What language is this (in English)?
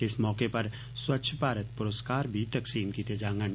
Dogri